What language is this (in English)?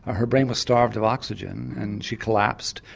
English